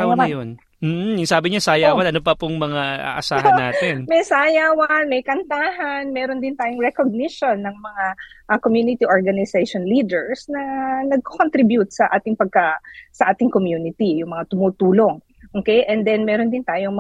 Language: Filipino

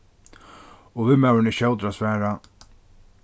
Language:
Faroese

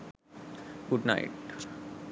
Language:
Sinhala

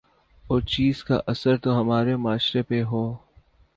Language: Urdu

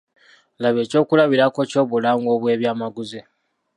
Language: Ganda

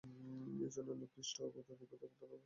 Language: Bangla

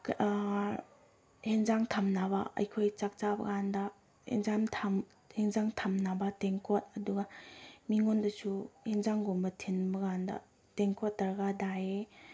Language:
Manipuri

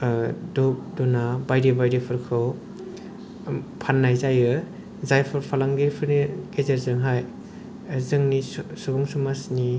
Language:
Bodo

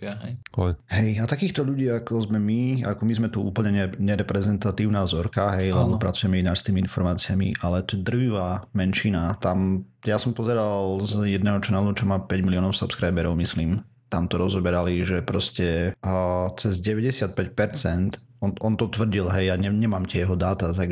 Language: Slovak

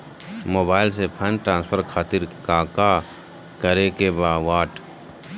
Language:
Magahi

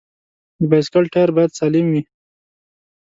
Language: Pashto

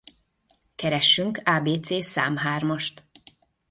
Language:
Hungarian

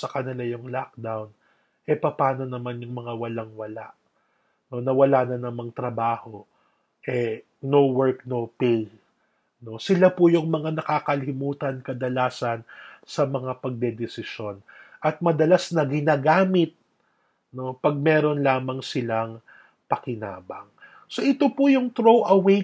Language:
Filipino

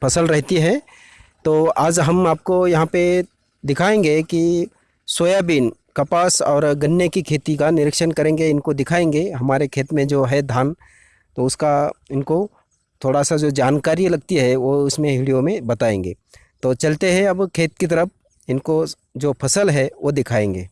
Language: Hindi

